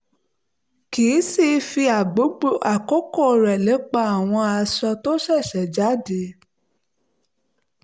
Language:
Yoruba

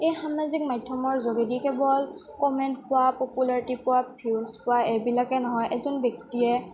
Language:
Assamese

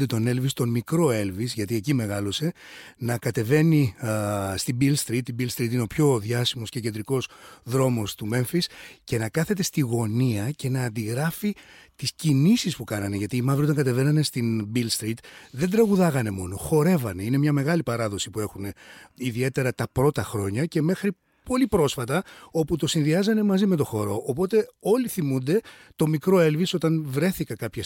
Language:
Greek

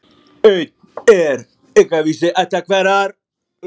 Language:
Icelandic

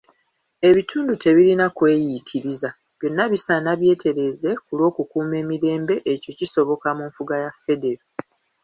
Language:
Ganda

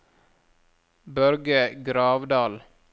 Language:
Norwegian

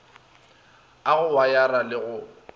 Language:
Northern Sotho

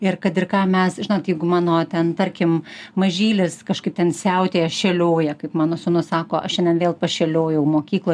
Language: Lithuanian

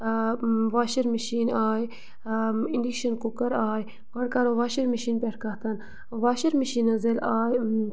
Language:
Kashmiri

